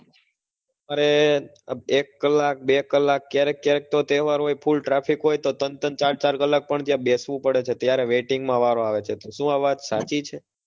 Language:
Gujarati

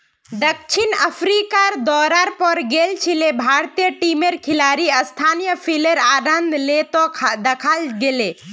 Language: Magahi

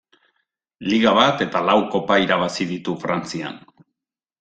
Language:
Basque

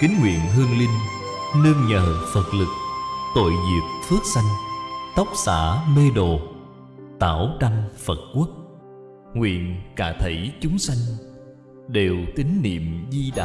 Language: Vietnamese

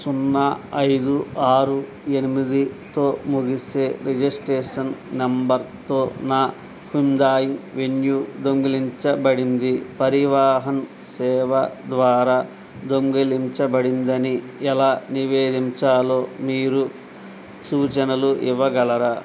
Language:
Telugu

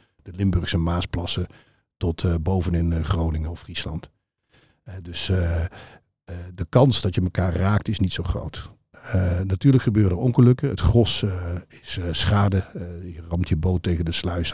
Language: Dutch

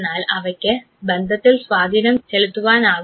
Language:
Malayalam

